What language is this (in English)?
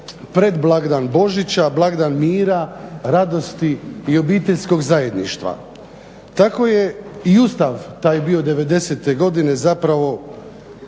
Croatian